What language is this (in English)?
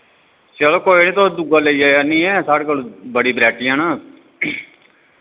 Dogri